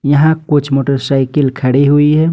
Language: Hindi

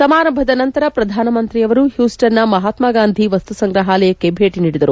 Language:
Kannada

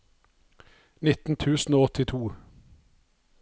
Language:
Norwegian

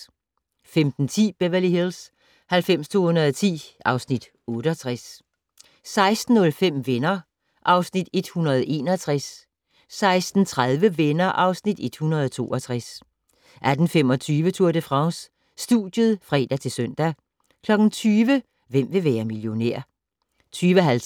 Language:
Danish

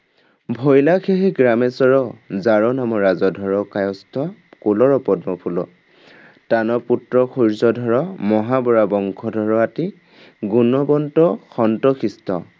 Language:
Assamese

